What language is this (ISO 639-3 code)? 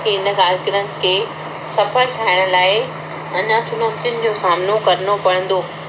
snd